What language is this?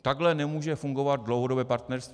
Czech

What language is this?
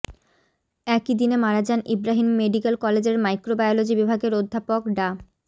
Bangla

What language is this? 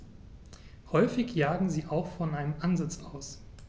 German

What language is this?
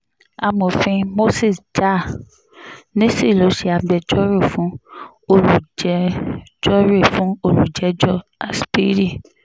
Yoruba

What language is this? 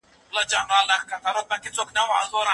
Pashto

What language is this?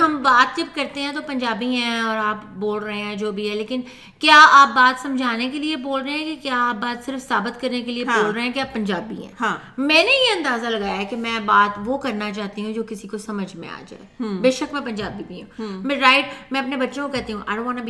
Urdu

